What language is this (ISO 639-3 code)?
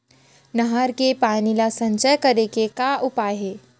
hne